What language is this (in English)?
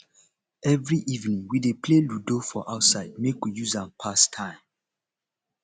Nigerian Pidgin